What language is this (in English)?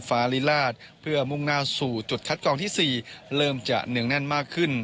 Thai